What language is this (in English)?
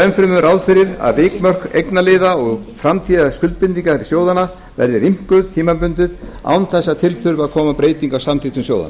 Icelandic